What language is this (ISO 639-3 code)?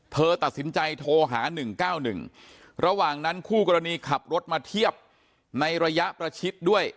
tha